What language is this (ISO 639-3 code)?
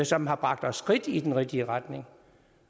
dan